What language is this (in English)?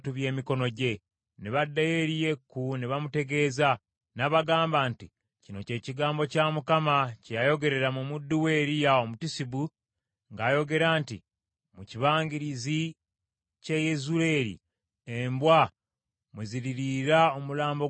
Ganda